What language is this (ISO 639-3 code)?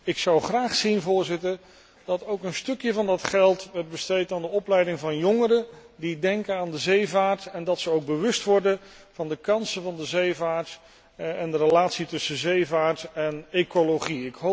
nld